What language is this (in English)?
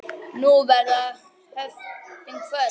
Icelandic